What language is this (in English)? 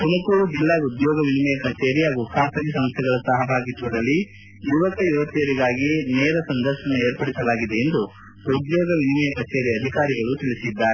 Kannada